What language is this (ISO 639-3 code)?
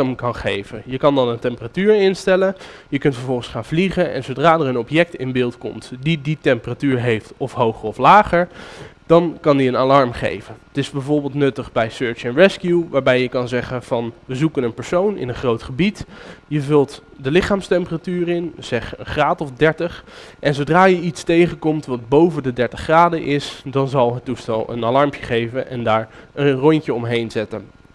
nld